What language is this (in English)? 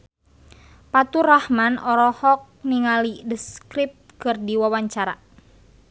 Sundanese